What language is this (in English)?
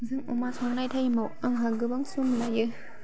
Bodo